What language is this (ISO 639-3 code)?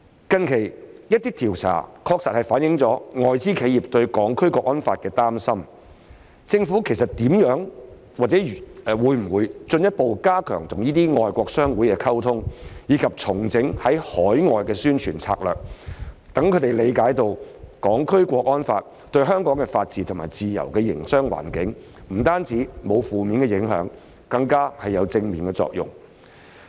yue